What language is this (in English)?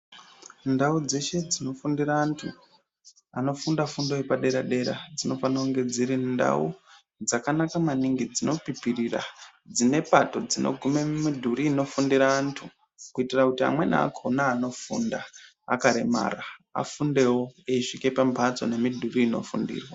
Ndau